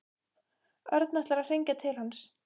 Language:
Icelandic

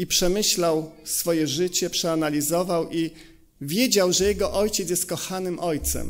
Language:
Polish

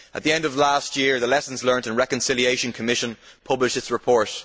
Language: English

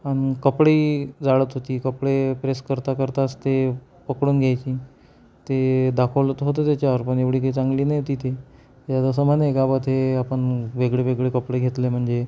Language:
Marathi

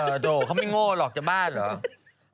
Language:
Thai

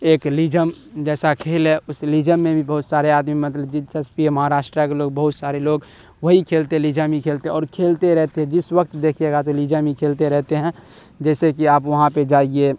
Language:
Urdu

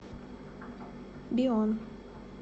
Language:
Russian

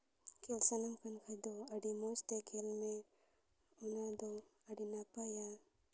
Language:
Santali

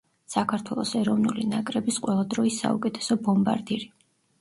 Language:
Georgian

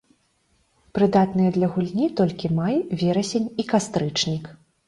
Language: Belarusian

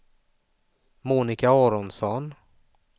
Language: Swedish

